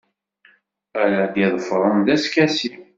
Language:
Kabyle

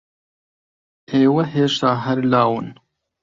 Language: Central Kurdish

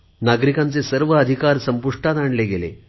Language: Marathi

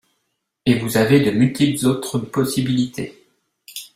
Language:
French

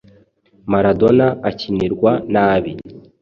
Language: Kinyarwanda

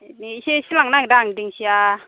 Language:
Bodo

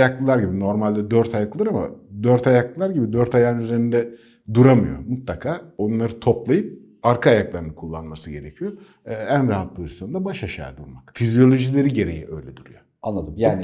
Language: Turkish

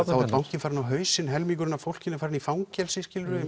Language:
Icelandic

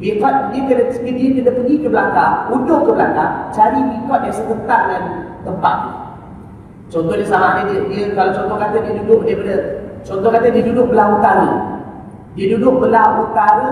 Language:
Malay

